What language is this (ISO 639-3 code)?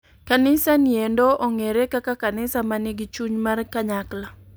luo